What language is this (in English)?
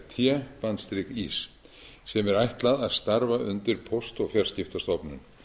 Icelandic